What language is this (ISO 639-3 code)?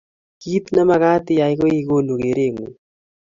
kln